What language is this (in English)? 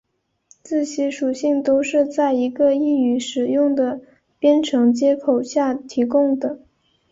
Chinese